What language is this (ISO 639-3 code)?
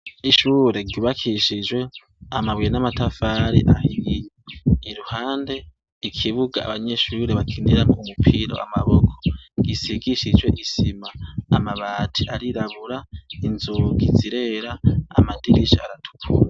run